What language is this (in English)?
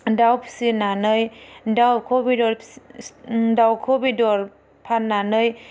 Bodo